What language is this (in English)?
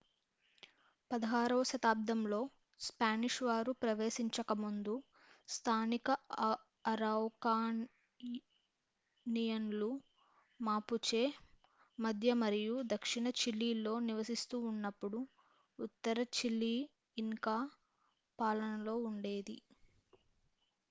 Telugu